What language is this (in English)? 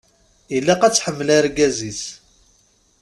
Kabyle